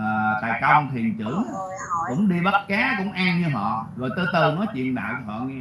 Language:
Vietnamese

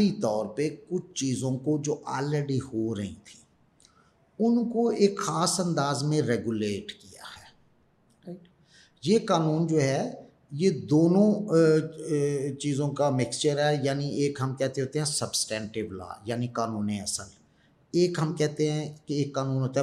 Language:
Urdu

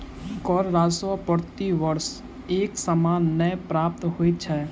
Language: Maithili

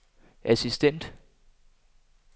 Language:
Danish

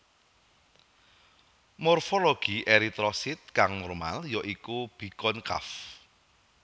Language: Javanese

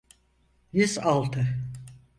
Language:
Turkish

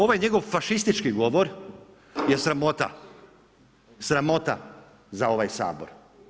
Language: Croatian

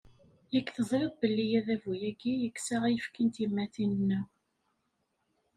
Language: Kabyle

